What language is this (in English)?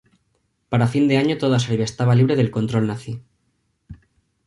Spanish